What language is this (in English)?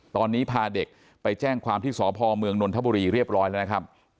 Thai